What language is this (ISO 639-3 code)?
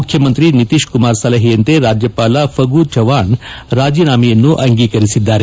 kan